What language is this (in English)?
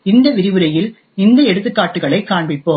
Tamil